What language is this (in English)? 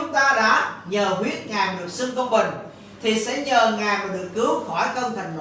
Vietnamese